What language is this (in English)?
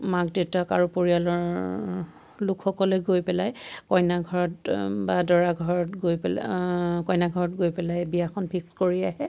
Assamese